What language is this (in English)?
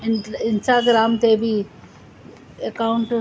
Sindhi